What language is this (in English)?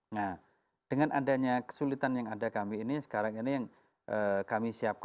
Indonesian